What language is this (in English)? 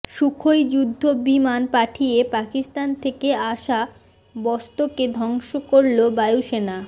Bangla